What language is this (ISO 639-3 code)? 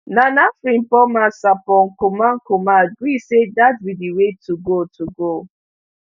pcm